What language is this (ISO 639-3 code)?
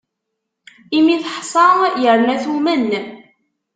kab